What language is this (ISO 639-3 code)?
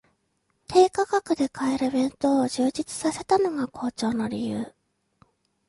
jpn